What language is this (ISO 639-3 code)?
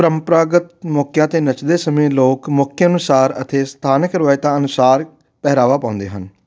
pan